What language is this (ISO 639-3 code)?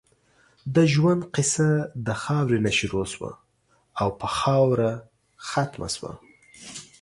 pus